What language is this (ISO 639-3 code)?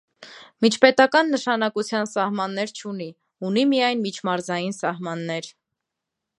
hye